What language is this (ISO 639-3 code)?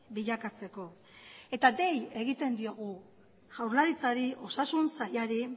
eus